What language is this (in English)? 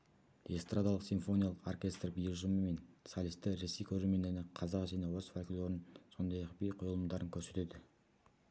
Kazakh